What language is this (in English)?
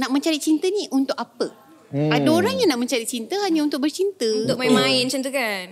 Malay